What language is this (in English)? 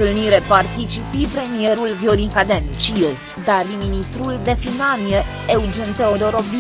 Romanian